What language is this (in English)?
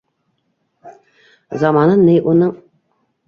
Bashkir